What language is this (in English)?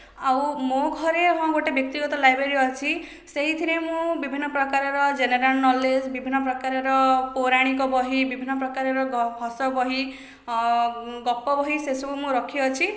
Odia